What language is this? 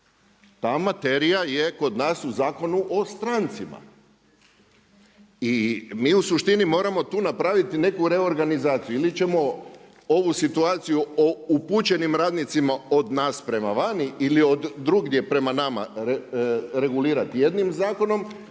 Croatian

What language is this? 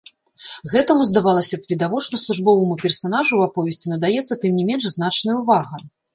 Belarusian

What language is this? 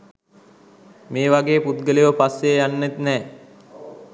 Sinhala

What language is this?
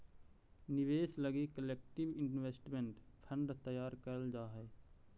Magahi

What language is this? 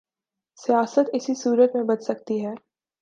Urdu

